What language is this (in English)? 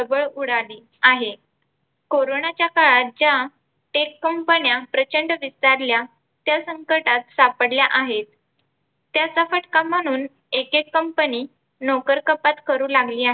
Marathi